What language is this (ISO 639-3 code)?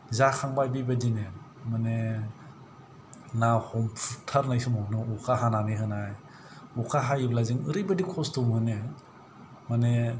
brx